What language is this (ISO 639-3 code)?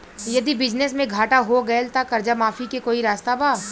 bho